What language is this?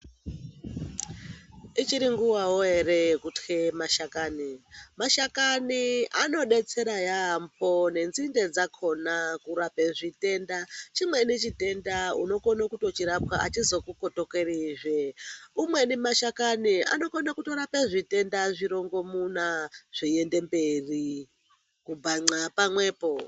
Ndau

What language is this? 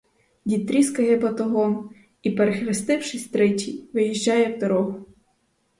Ukrainian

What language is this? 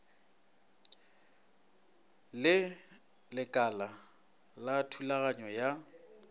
Northern Sotho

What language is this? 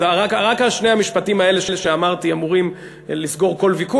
Hebrew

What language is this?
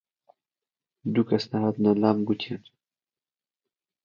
Central Kurdish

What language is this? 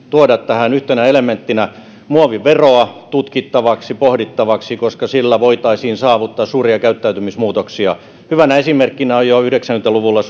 Finnish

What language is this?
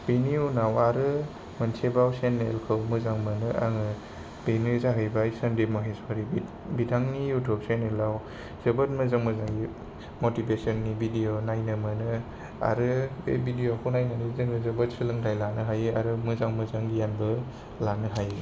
Bodo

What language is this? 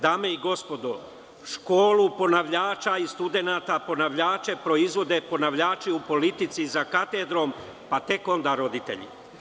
Serbian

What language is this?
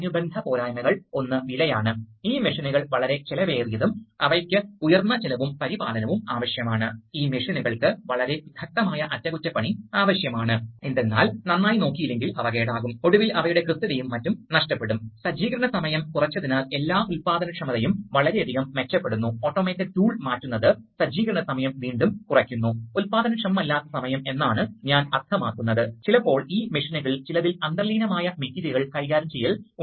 Malayalam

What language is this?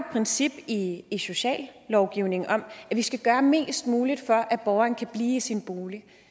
Danish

